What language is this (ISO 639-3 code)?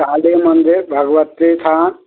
mai